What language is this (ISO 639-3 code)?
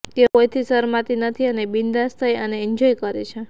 guj